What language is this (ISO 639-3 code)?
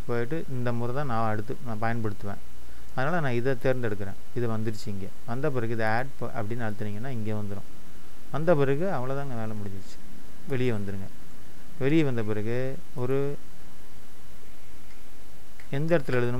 kor